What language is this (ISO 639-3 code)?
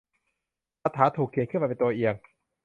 tha